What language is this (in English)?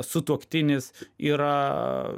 Lithuanian